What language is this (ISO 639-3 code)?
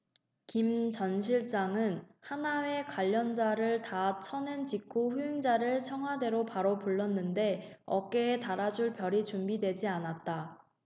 kor